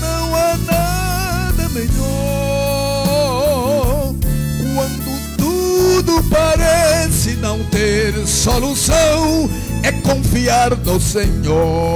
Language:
Portuguese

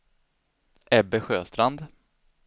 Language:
Swedish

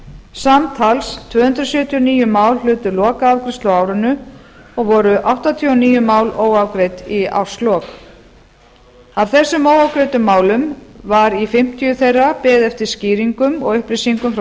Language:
Icelandic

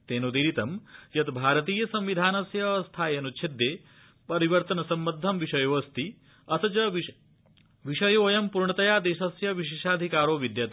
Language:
Sanskrit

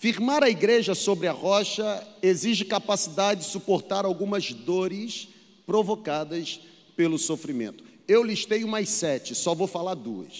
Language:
Portuguese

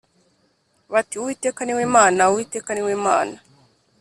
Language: Kinyarwanda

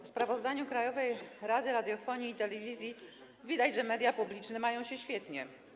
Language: Polish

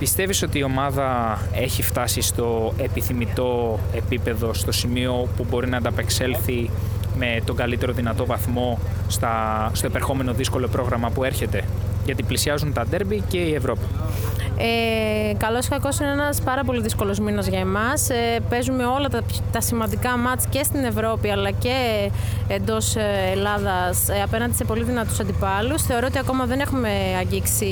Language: Greek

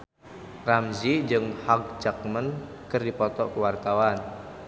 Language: Sundanese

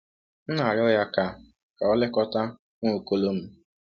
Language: Igbo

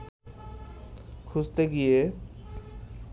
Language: Bangla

